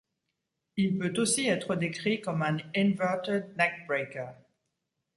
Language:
French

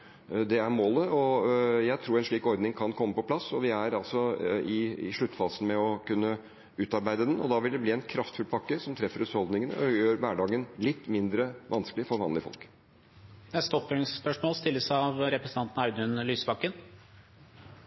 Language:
Norwegian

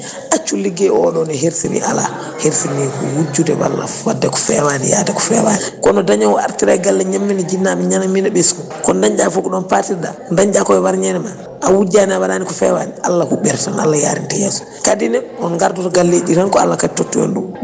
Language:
Fula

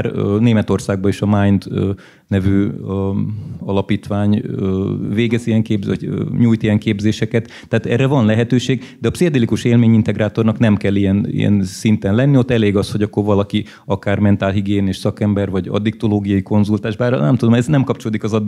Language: Hungarian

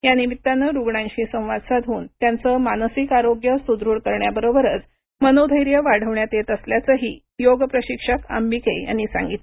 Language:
Marathi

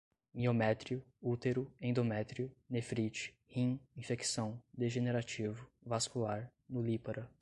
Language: Portuguese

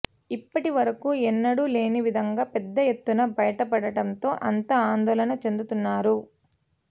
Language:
Telugu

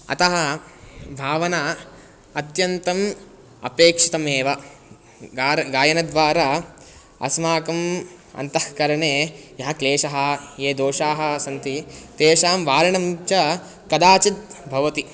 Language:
Sanskrit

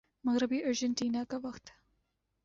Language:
Urdu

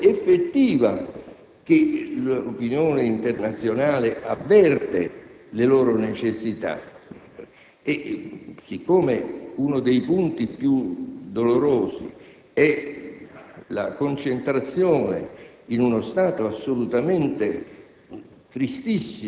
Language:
Italian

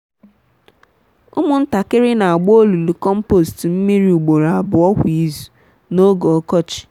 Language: Igbo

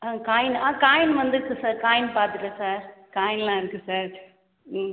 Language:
Tamil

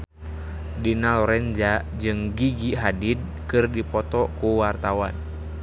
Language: Sundanese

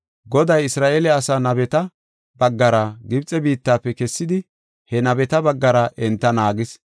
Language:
Gofa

